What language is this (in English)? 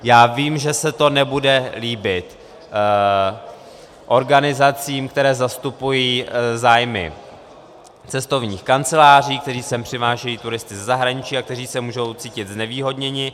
Czech